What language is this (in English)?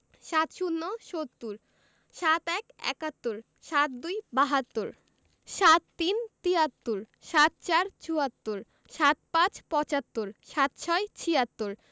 Bangla